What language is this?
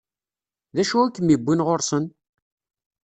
Kabyle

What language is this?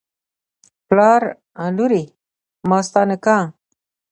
Pashto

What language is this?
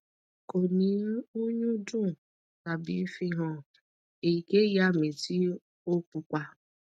Yoruba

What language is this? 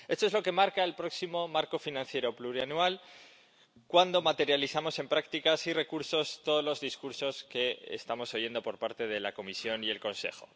Spanish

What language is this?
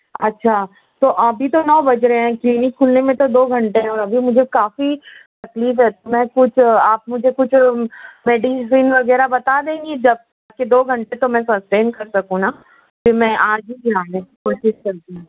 Urdu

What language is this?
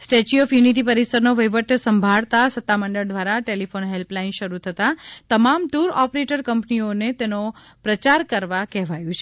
Gujarati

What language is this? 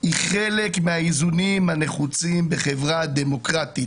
Hebrew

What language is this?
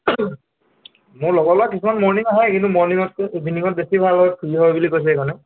Assamese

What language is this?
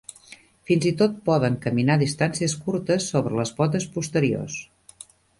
Catalan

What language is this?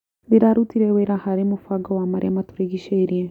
Kikuyu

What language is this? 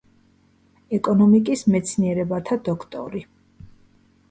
Georgian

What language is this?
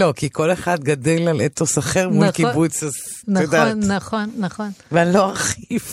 Hebrew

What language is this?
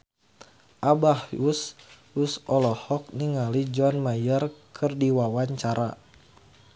Sundanese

